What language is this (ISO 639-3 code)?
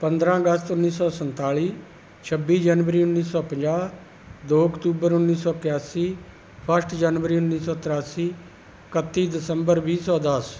pan